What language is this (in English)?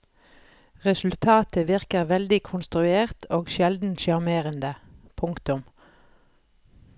Norwegian